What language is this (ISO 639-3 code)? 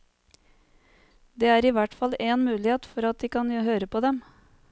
nor